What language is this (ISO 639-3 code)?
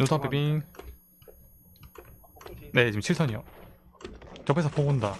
kor